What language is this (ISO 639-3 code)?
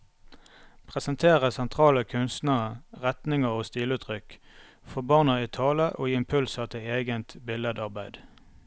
nor